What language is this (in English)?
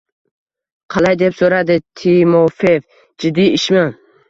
Uzbek